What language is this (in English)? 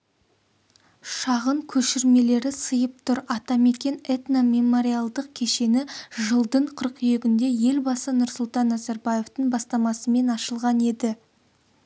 Kazakh